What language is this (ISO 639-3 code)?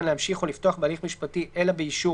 heb